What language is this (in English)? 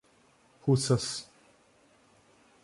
Portuguese